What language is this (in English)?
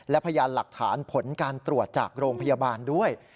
Thai